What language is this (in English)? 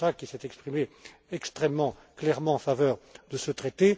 French